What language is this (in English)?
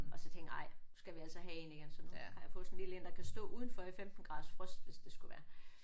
Danish